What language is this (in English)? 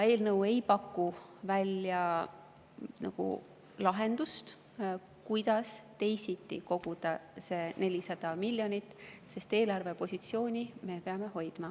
Estonian